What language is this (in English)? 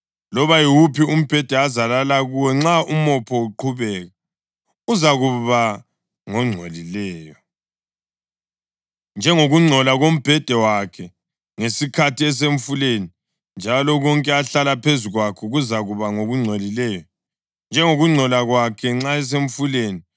North Ndebele